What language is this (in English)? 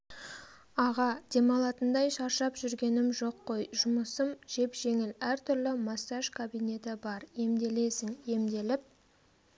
Kazakh